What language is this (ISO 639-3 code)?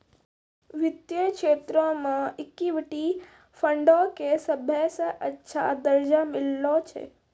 mai